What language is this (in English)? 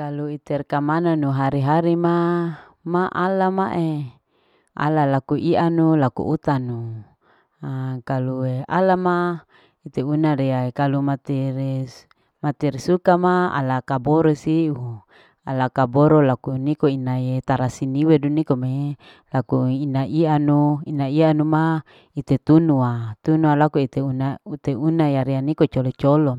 Larike-Wakasihu